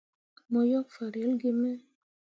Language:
Mundang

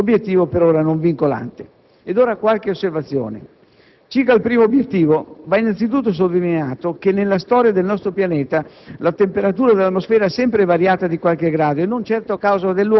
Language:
Italian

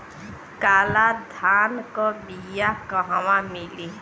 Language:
Bhojpuri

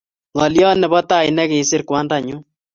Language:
Kalenjin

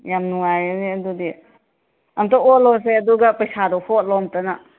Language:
Manipuri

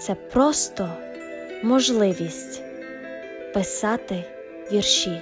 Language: Ukrainian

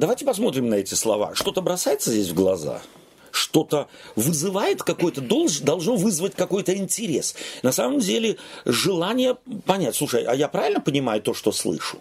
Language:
Russian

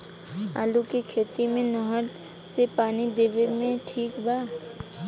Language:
Bhojpuri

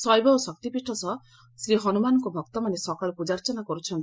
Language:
Odia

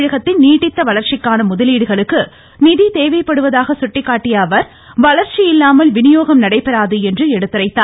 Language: Tamil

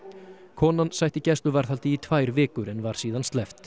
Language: Icelandic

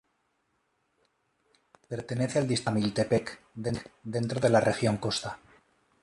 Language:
Spanish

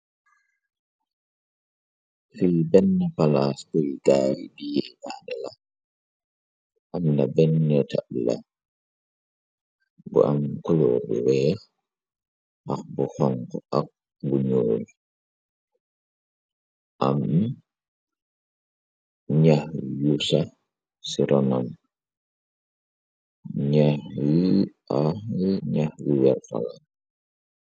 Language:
Wolof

